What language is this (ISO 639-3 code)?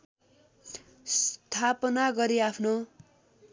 nep